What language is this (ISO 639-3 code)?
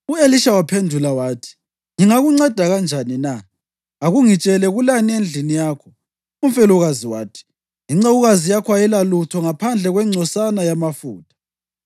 nde